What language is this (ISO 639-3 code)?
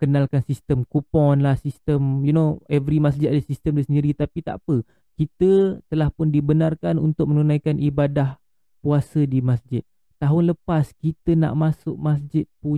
msa